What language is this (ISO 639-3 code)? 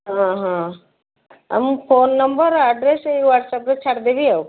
ori